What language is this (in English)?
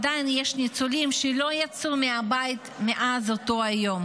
Hebrew